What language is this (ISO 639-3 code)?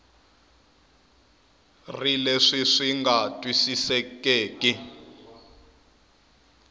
tso